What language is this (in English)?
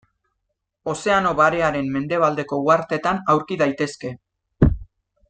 Basque